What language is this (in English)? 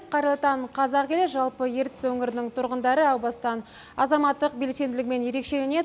Kazakh